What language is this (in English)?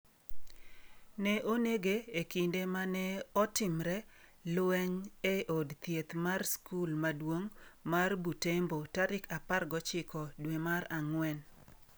Luo (Kenya and Tanzania)